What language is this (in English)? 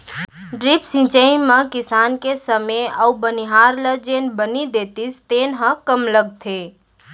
Chhattisgarhi